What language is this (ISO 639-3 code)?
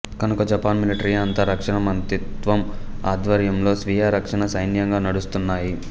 tel